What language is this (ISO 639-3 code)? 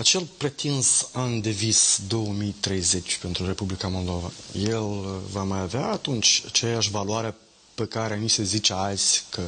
ron